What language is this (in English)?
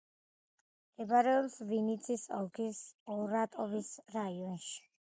Georgian